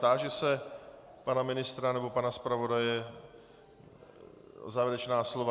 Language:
Czech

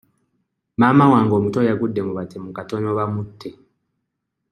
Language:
Ganda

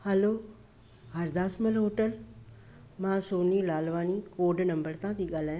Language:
Sindhi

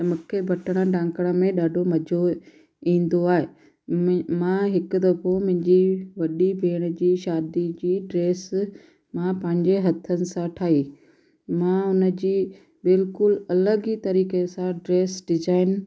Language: Sindhi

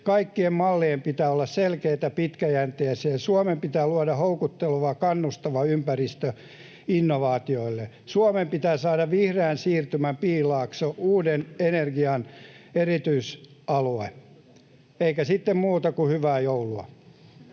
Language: Finnish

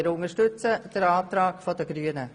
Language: Swiss German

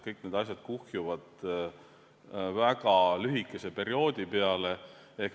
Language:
Estonian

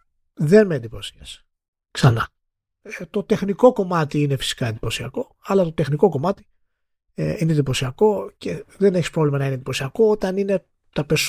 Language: Greek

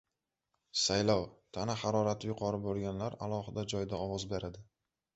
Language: Uzbek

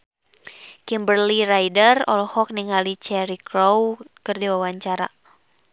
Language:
Sundanese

